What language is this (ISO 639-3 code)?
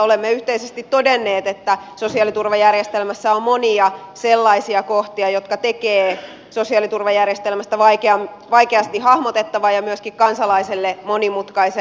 fin